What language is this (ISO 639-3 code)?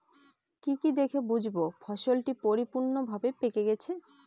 ben